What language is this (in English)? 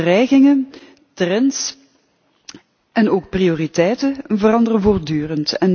Dutch